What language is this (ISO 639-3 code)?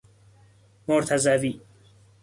fas